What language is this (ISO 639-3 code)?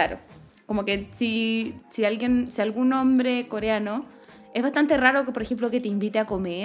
spa